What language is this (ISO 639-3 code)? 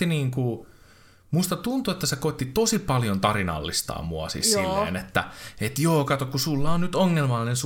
fin